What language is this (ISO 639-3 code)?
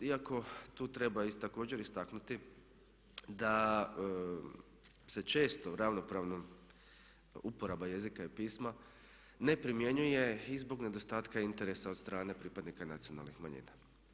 hrv